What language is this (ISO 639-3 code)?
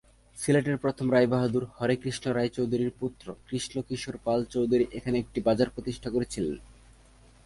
ben